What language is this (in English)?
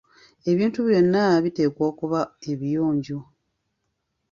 Ganda